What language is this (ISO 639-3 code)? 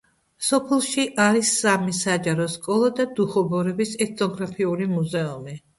kat